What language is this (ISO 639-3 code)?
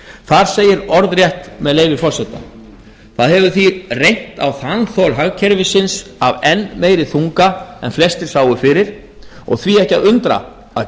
isl